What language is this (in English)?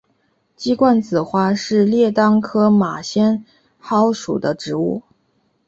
Chinese